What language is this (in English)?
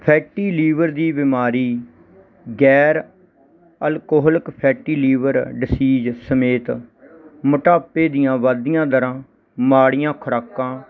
Punjabi